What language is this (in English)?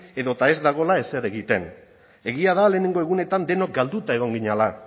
Basque